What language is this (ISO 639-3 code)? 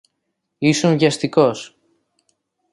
ell